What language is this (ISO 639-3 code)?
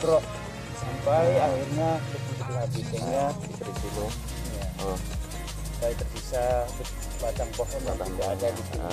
ind